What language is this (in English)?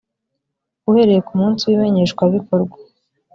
Kinyarwanda